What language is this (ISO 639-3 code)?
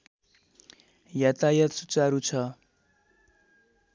nep